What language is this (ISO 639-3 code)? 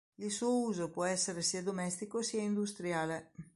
ita